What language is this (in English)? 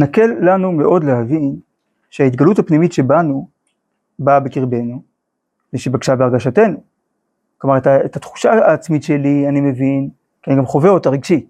Hebrew